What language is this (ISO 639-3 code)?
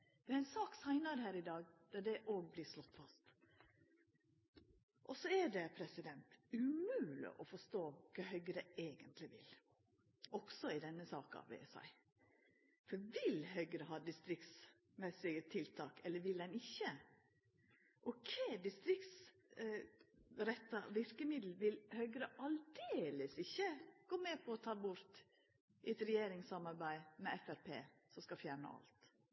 nno